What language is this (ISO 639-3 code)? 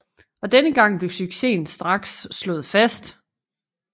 dan